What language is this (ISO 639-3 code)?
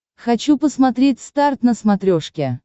rus